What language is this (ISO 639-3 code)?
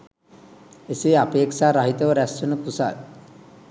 sin